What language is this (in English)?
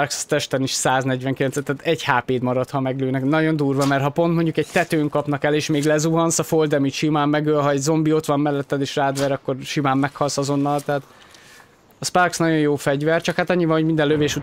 Hungarian